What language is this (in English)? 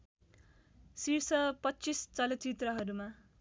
Nepali